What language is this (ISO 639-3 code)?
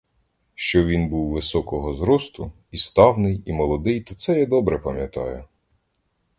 ukr